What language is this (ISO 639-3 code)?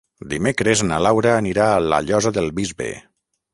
cat